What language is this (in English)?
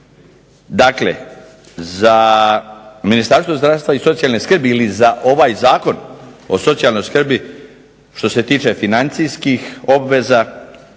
Croatian